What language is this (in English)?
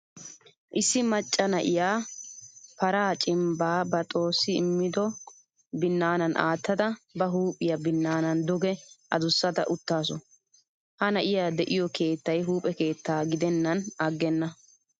Wolaytta